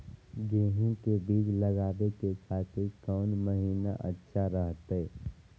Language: Magahi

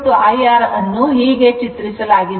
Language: Kannada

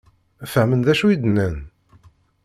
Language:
Kabyle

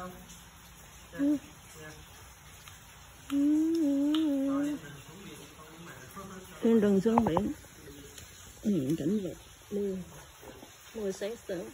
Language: Vietnamese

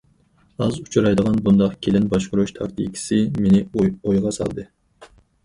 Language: Uyghur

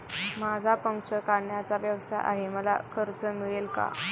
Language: Marathi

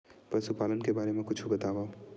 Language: Chhattisgarhi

